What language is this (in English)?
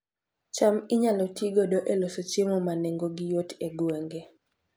Luo (Kenya and Tanzania)